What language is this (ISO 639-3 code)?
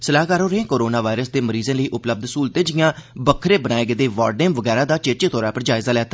doi